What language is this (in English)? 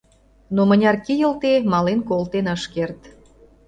Mari